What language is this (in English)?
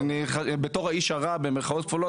Hebrew